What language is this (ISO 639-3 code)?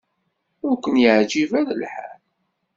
kab